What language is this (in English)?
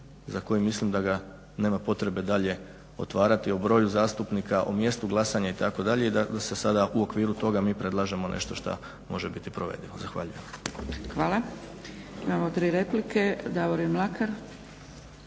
Croatian